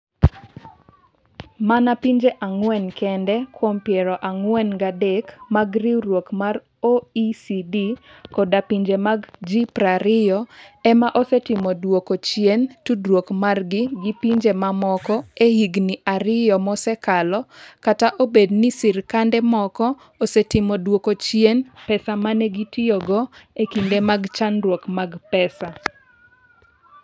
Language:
Luo (Kenya and Tanzania)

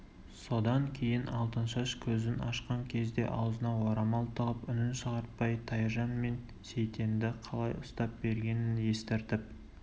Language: Kazakh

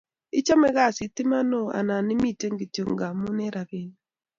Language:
Kalenjin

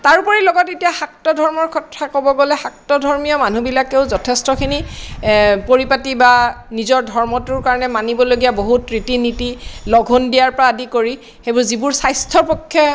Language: Assamese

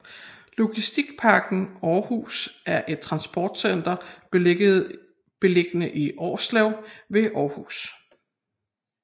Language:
Danish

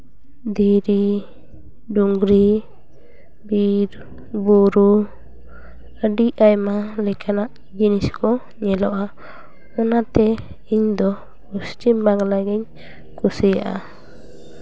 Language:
Santali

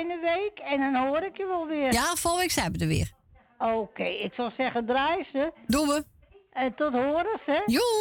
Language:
Dutch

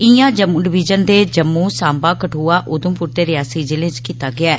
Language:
Dogri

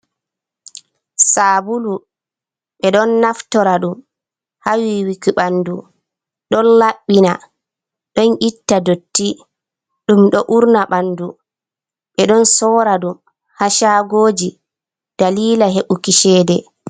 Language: Fula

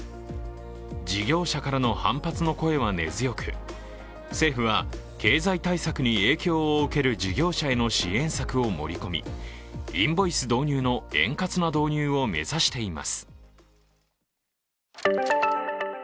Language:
Japanese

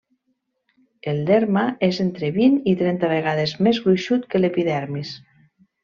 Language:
Catalan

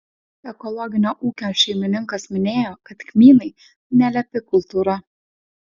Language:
Lithuanian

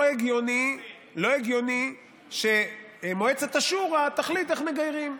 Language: Hebrew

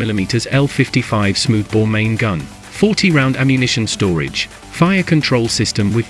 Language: English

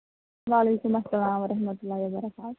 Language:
Kashmiri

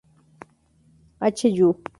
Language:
Spanish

